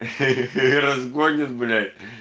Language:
Russian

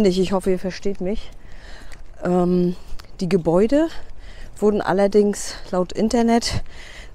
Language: German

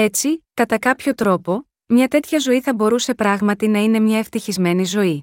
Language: Greek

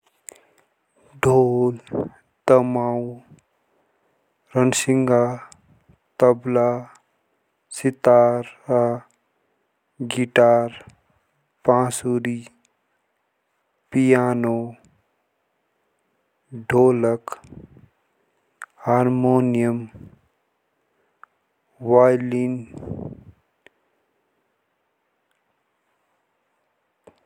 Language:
Jaunsari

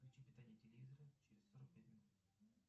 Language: Russian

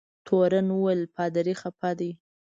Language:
Pashto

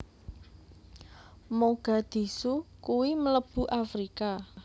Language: Javanese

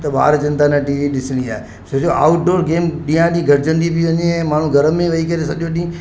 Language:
Sindhi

